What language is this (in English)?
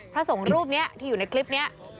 Thai